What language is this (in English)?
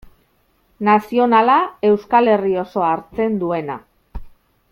Basque